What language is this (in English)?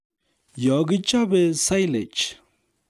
Kalenjin